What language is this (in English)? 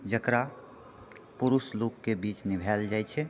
Maithili